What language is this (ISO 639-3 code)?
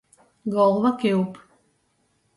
ltg